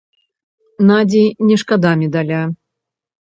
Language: Belarusian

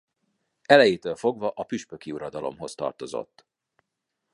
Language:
Hungarian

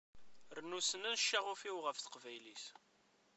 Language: Kabyle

